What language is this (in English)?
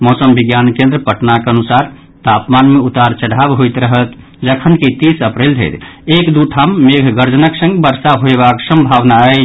Maithili